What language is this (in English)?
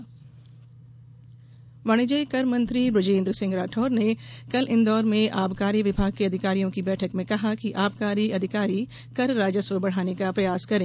Hindi